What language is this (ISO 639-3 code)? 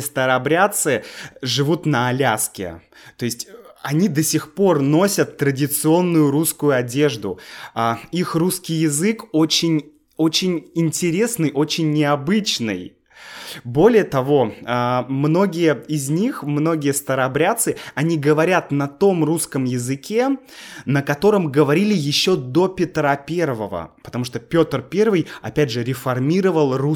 rus